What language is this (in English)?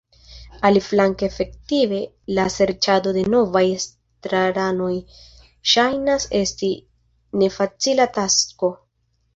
Esperanto